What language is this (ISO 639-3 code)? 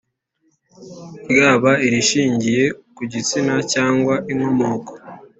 kin